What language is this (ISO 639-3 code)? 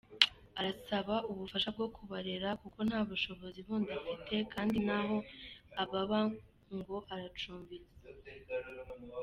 kin